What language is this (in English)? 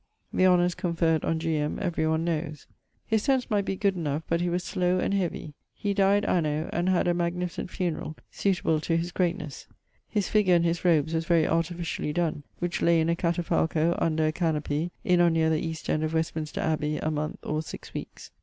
English